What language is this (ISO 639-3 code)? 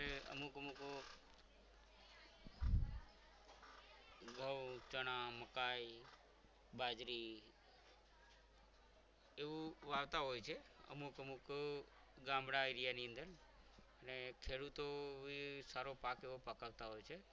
guj